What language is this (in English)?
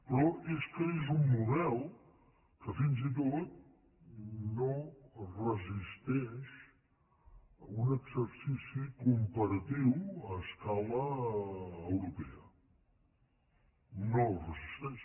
Catalan